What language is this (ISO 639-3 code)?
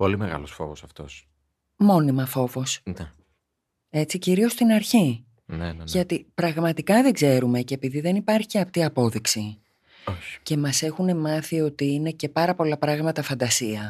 ell